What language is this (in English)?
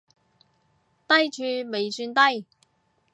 Cantonese